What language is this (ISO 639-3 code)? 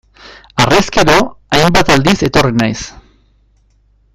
eus